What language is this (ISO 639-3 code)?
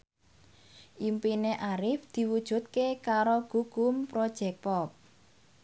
jav